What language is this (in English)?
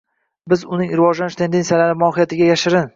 Uzbek